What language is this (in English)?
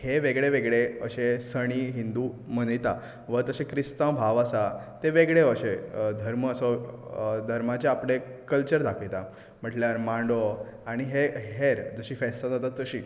Konkani